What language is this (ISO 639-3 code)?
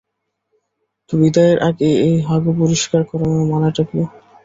ben